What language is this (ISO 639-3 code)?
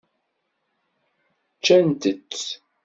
kab